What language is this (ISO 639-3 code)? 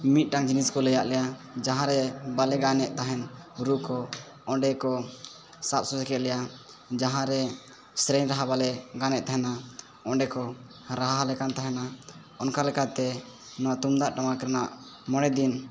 sat